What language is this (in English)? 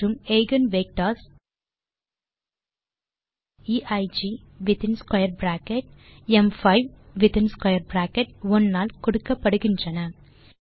Tamil